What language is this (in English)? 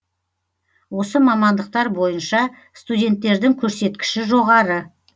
Kazakh